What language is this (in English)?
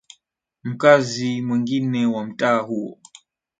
Swahili